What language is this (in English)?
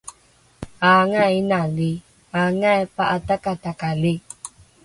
Rukai